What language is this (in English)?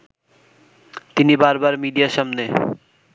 Bangla